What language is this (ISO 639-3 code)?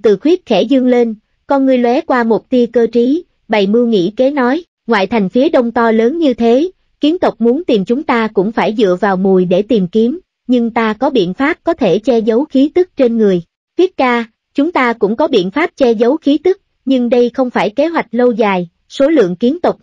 vie